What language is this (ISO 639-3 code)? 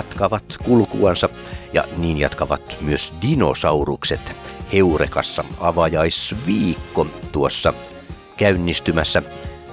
fin